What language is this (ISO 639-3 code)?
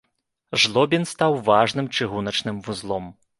bel